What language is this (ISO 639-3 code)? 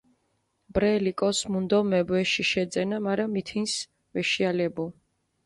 xmf